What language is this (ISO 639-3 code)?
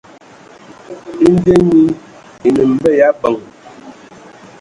ewo